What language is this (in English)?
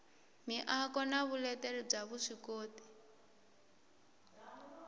Tsonga